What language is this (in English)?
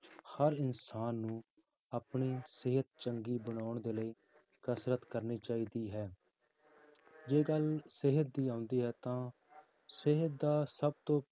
Punjabi